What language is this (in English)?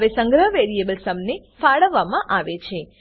Gujarati